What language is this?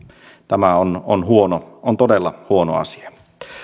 Finnish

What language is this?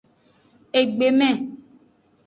Aja (Benin)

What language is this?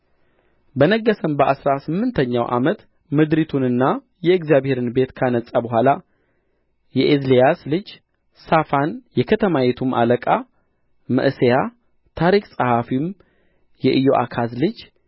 Amharic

